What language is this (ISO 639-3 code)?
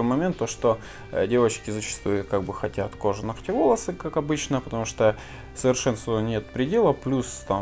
rus